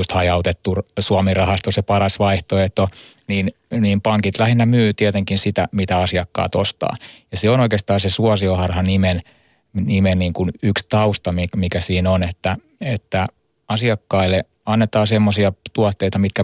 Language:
Finnish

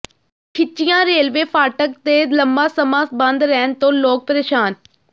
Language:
Punjabi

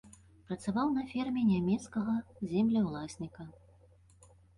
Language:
Belarusian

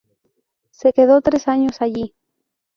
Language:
Spanish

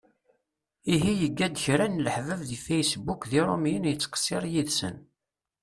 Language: Kabyle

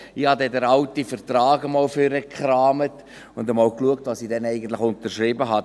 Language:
Swiss German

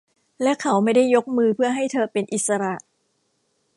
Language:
Thai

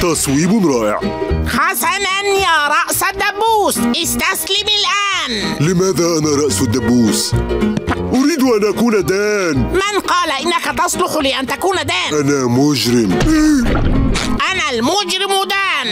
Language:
Arabic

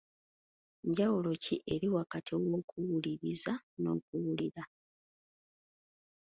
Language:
Ganda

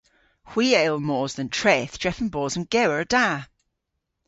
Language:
Cornish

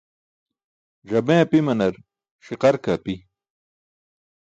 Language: Burushaski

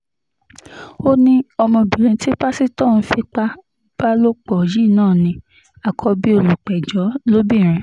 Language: Yoruba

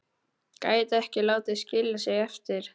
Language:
Icelandic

